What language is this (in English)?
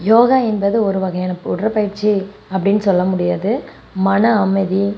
Tamil